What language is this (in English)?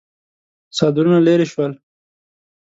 Pashto